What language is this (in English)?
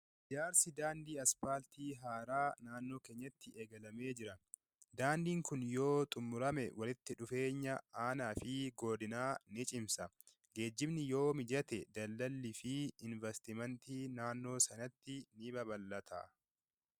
Oromo